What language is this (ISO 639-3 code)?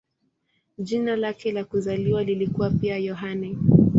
swa